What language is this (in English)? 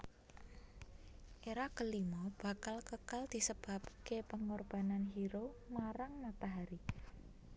Javanese